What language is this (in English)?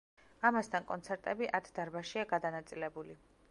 Georgian